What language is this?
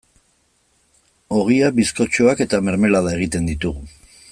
Basque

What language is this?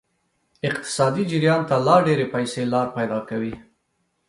Pashto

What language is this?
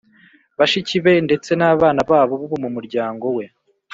Kinyarwanda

